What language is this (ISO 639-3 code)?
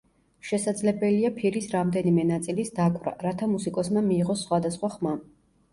kat